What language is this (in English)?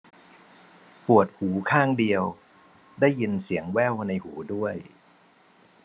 Thai